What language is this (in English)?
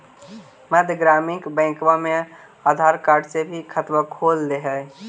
Magahi